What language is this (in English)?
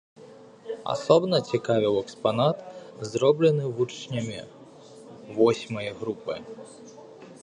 Belarusian